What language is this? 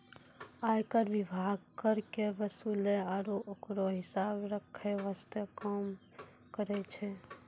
Maithili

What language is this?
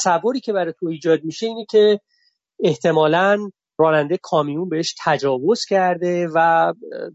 Persian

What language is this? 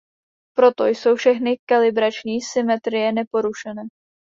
Czech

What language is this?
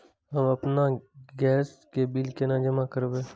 Maithili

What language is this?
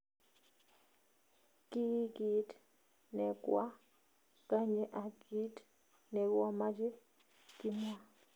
Kalenjin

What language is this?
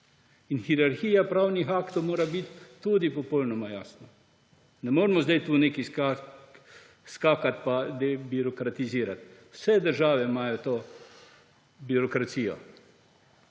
Slovenian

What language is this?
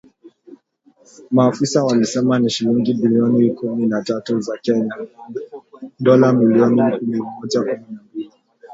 Swahili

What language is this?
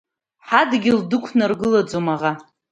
Abkhazian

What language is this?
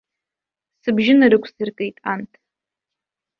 Abkhazian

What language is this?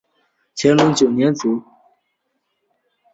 Chinese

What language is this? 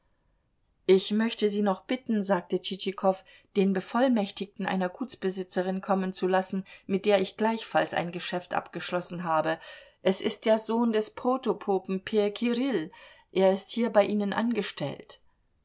German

